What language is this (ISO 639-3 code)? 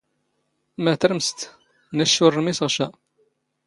zgh